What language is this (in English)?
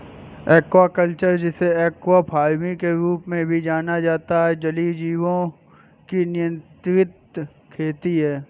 Hindi